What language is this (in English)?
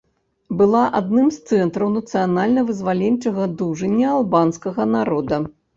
Belarusian